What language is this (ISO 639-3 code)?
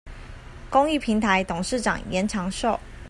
zho